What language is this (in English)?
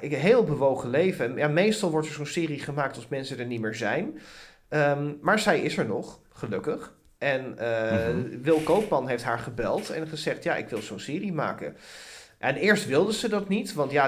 Dutch